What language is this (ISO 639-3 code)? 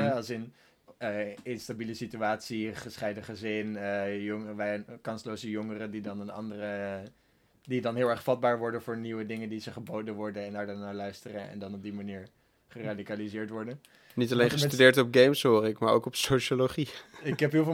nld